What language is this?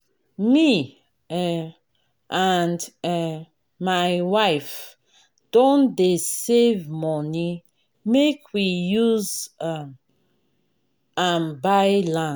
Nigerian Pidgin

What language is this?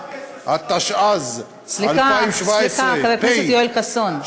Hebrew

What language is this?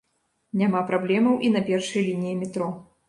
Belarusian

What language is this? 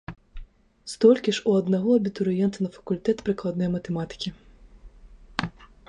Belarusian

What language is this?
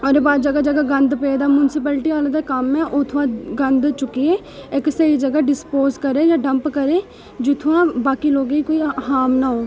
Dogri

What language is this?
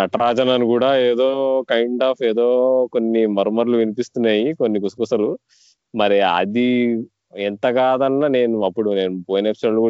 Telugu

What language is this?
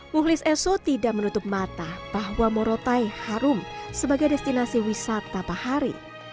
Indonesian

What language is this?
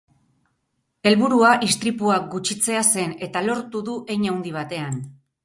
Basque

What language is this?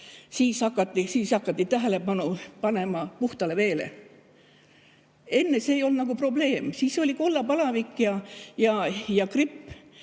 Estonian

